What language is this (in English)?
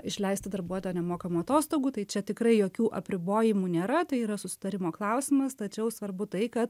Lithuanian